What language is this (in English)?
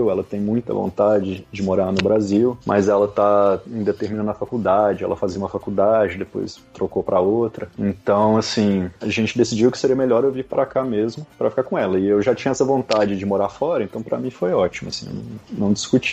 Portuguese